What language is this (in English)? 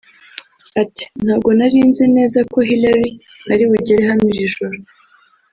Kinyarwanda